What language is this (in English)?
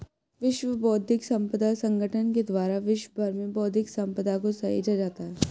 Hindi